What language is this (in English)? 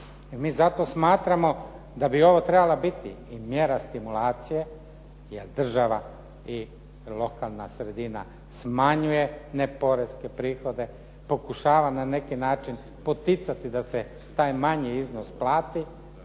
Croatian